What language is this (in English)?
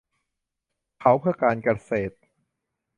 Thai